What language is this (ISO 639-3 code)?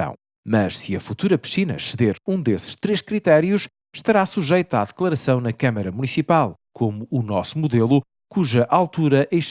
por